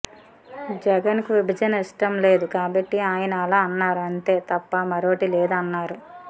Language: Telugu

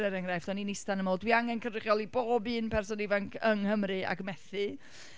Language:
Welsh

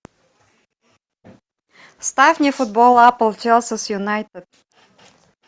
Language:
Russian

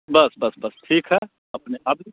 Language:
Maithili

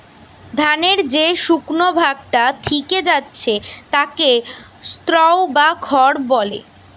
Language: Bangla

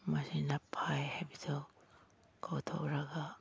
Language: Manipuri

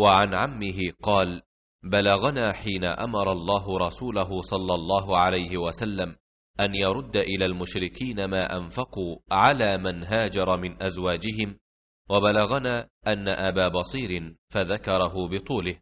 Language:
Arabic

